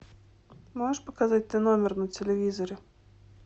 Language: Russian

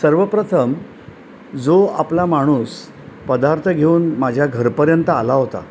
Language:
Marathi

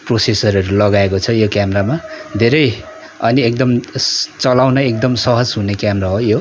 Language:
Nepali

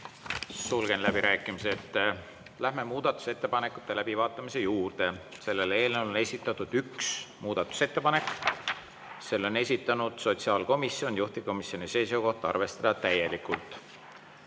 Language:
Estonian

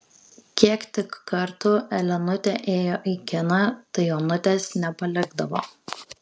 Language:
Lithuanian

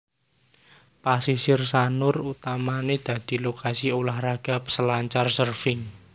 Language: Javanese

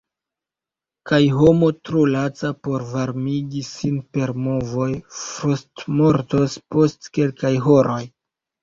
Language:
Esperanto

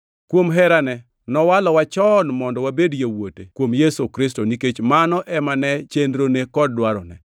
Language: Luo (Kenya and Tanzania)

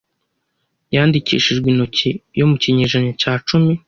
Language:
Kinyarwanda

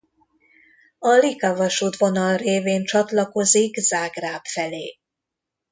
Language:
Hungarian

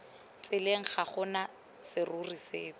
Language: Tswana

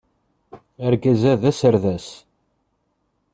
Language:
Kabyle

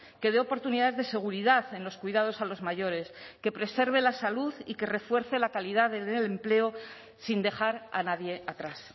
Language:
Spanish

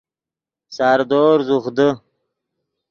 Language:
Yidgha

